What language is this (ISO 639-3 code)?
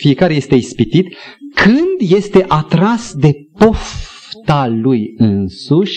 ron